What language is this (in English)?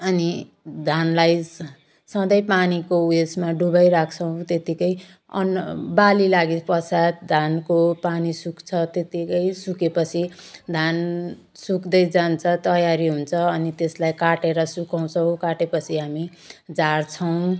Nepali